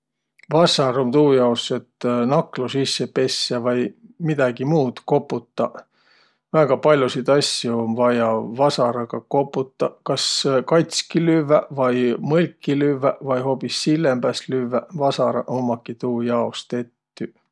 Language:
Võro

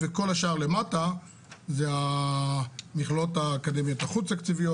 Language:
Hebrew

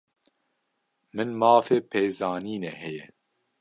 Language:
Kurdish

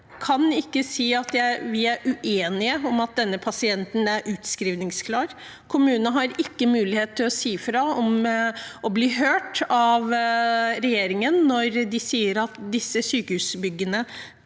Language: Norwegian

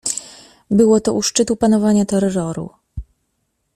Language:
Polish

